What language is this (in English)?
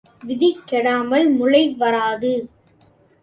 Tamil